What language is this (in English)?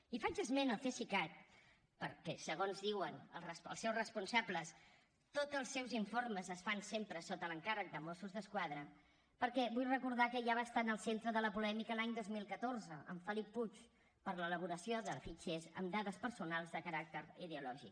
Catalan